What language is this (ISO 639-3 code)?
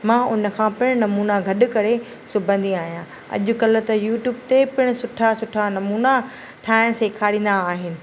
snd